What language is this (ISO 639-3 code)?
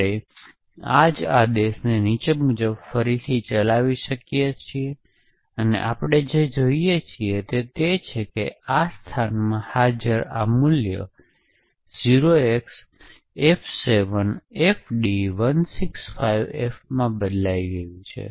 guj